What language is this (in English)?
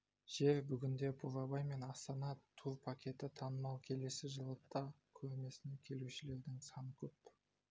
Kazakh